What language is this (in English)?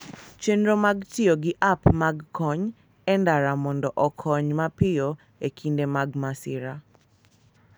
Luo (Kenya and Tanzania)